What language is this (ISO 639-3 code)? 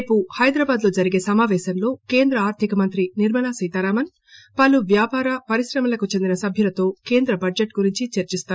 tel